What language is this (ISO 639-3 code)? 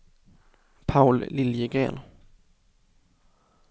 swe